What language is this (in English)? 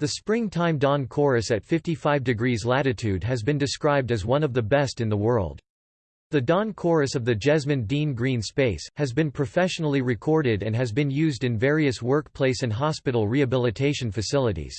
English